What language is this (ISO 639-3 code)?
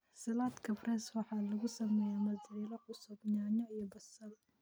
som